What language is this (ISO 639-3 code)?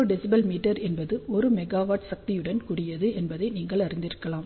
tam